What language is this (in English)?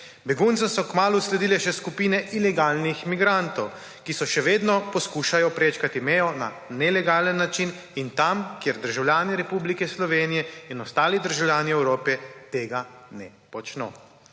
Slovenian